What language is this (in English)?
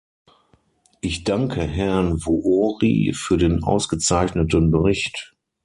German